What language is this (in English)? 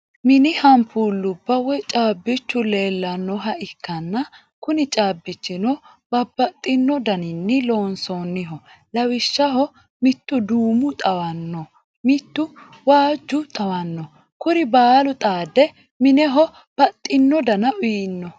Sidamo